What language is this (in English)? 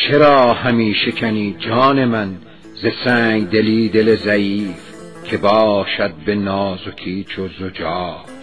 Persian